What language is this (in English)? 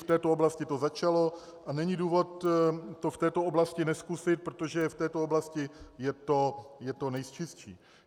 Czech